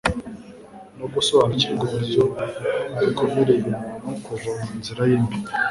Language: Kinyarwanda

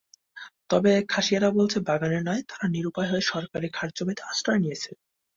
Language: Bangla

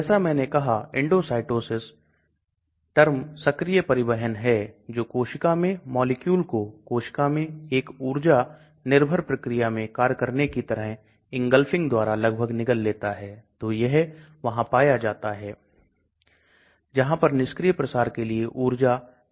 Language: Hindi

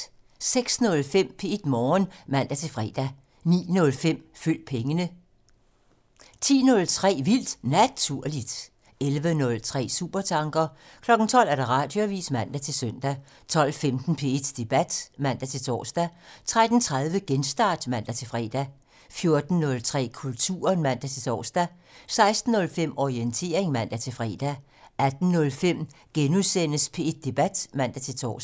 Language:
Danish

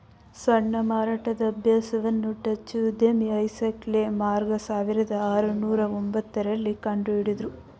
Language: Kannada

